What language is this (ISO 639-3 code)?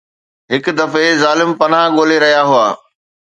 snd